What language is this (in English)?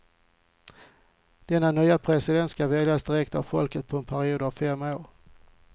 Swedish